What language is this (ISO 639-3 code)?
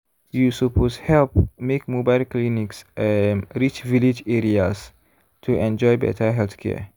pcm